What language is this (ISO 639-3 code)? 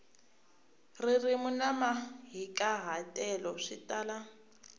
tso